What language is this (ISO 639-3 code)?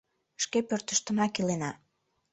chm